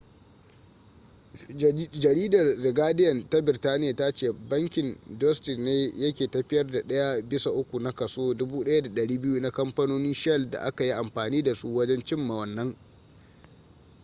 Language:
Hausa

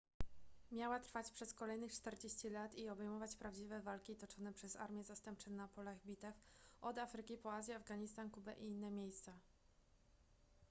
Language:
Polish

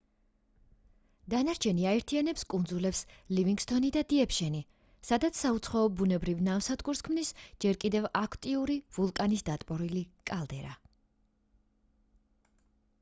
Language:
Georgian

